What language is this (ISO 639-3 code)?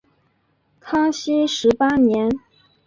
zho